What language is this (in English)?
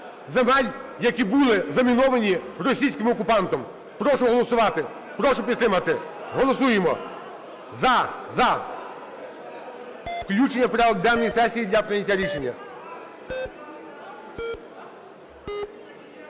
Ukrainian